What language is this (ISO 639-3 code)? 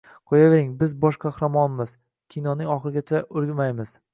uzb